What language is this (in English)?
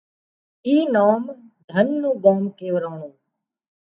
Wadiyara Koli